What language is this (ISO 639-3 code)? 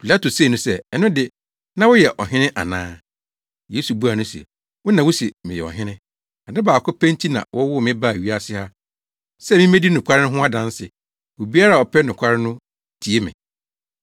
aka